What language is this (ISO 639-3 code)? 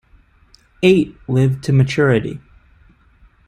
eng